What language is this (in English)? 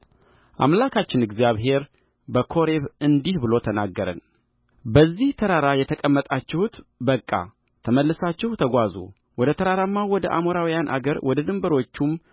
Amharic